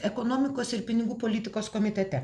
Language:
Lithuanian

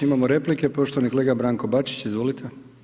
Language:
Croatian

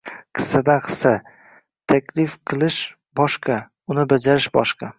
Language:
Uzbek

